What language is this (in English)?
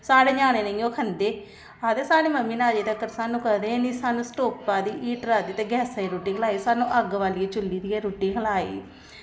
Dogri